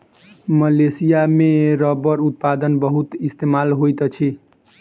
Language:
Maithili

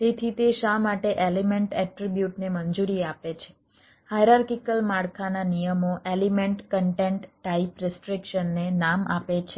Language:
Gujarati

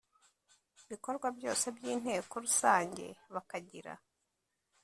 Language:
Kinyarwanda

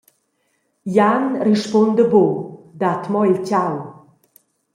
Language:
Romansh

